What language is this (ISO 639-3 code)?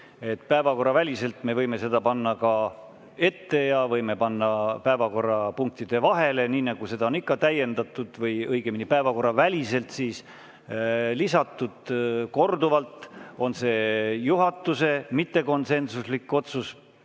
est